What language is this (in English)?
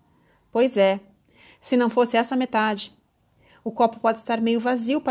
Portuguese